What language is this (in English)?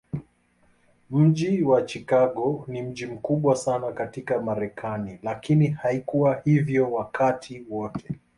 Swahili